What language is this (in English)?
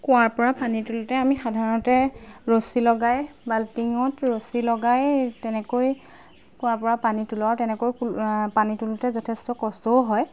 Assamese